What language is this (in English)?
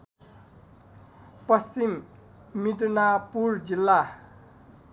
Nepali